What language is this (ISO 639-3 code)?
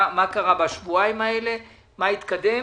heb